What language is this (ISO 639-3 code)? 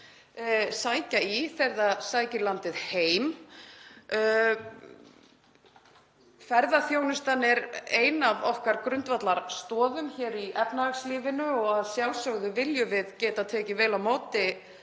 isl